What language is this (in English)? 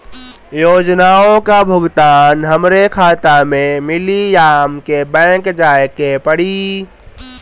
Bhojpuri